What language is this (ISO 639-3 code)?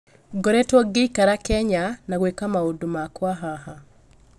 kik